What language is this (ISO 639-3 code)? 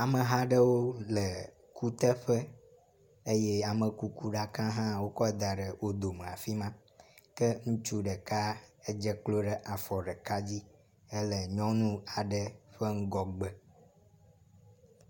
ewe